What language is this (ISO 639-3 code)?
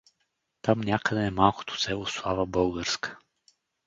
bul